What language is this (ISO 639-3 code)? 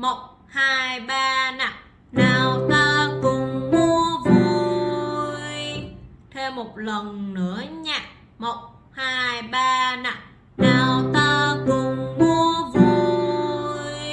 vie